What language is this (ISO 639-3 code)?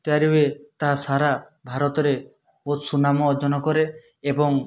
ori